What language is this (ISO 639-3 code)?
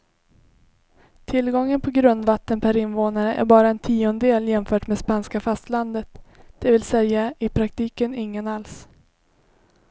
swe